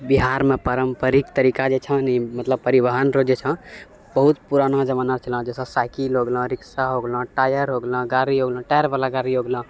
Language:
Maithili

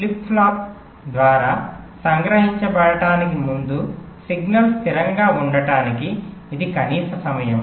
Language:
Telugu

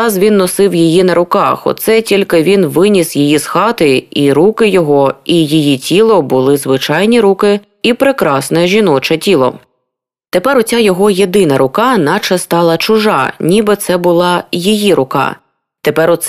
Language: Ukrainian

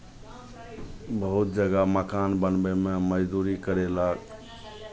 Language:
Maithili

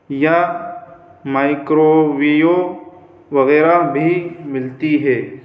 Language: Urdu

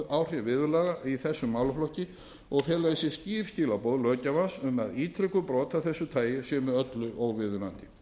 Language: Icelandic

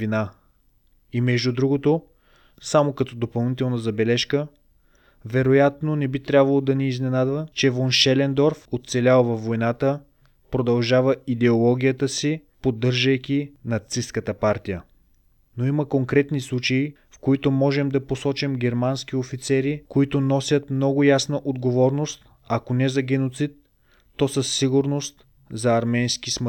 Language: Bulgarian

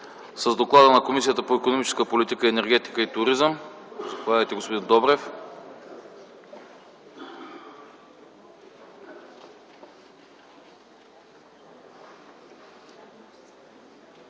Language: Bulgarian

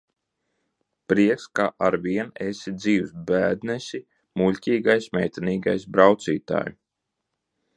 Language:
Latvian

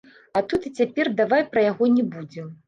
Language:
Belarusian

